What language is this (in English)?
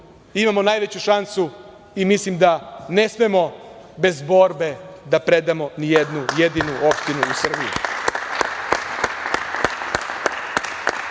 Serbian